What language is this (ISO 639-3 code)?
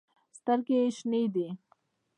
pus